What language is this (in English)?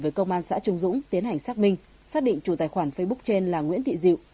Vietnamese